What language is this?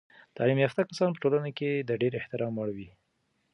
Pashto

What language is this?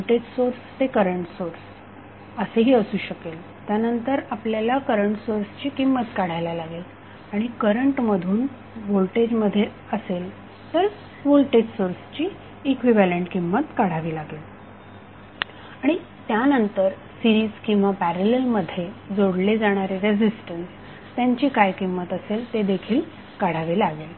Marathi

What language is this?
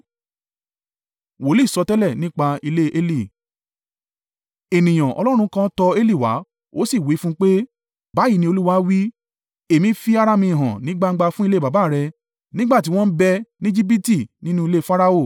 Yoruba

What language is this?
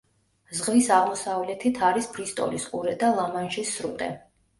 Georgian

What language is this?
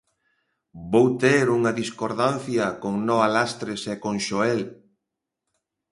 Galician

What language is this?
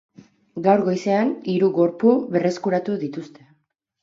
Basque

